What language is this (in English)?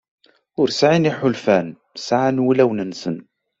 Kabyle